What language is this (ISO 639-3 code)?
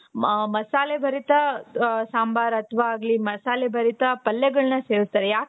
kan